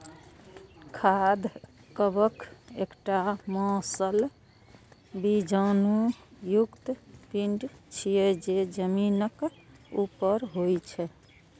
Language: Maithili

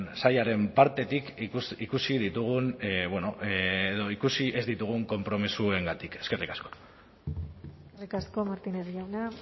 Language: Basque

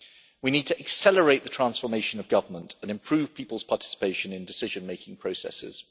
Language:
English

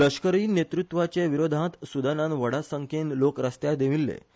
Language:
Konkani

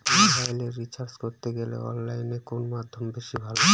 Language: Bangla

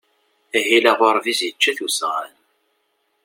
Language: Kabyle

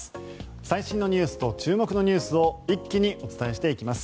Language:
Japanese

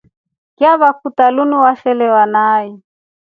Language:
Rombo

